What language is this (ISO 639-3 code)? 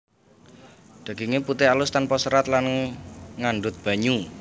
jav